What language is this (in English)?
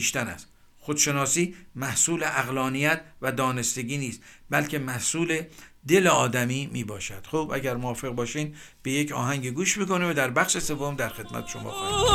Persian